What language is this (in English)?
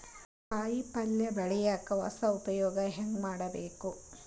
Kannada